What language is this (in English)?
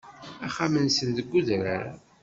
Kabyle